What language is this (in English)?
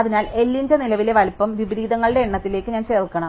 Malayalam